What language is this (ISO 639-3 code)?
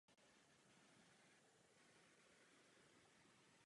ces